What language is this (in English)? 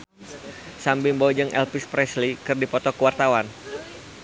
Sundanese